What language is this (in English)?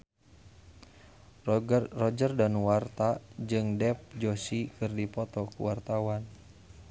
Sundanese